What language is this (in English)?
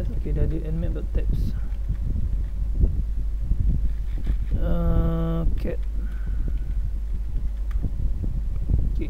Malay